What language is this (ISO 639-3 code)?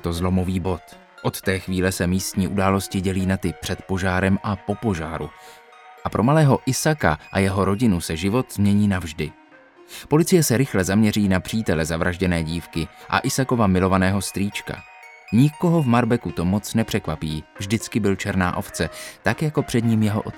ces